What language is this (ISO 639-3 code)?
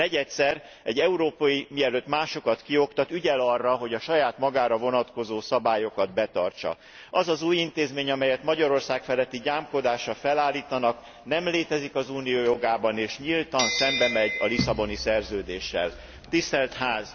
hun